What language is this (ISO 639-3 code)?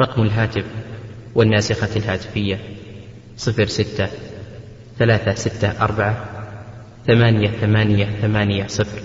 ara